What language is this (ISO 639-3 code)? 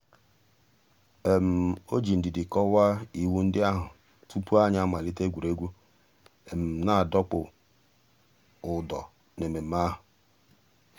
ibo